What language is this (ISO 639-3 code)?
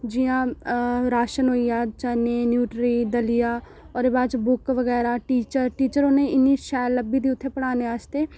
doi